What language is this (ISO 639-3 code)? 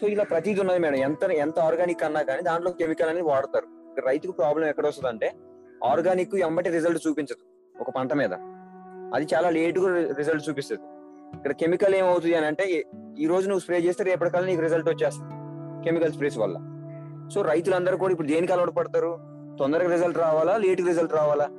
tel